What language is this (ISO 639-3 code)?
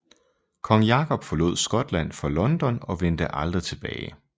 dan